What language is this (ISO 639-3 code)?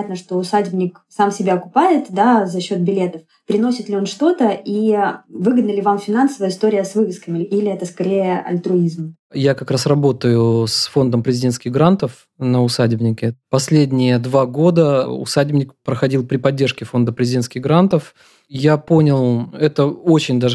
rus